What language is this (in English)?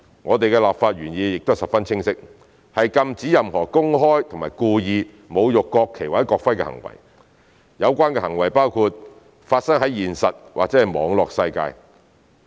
Cantonese